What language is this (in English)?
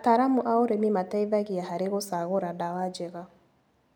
Kikuyu